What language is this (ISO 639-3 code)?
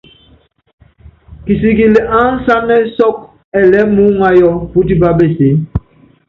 yav